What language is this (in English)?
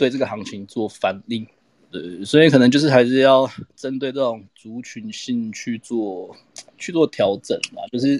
Chinese